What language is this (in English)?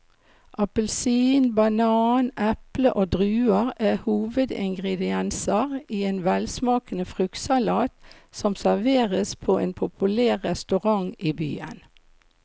Norwegian